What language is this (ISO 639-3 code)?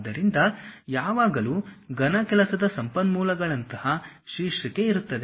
kan